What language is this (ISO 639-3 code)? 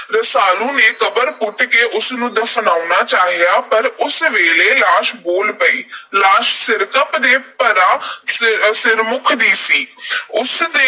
pan